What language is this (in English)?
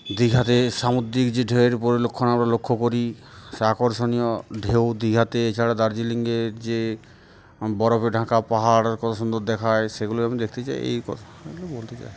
Bangla